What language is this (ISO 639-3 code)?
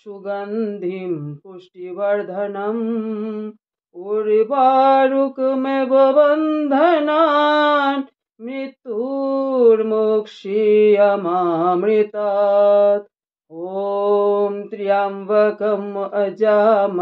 ron